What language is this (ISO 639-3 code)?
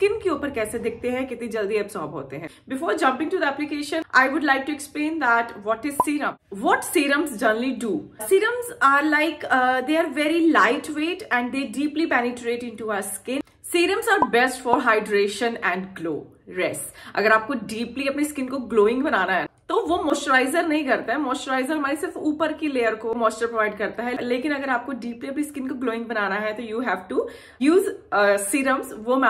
hin